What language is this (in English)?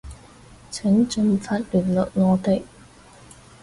Cantonese